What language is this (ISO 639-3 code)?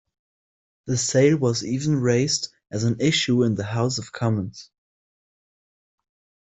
eng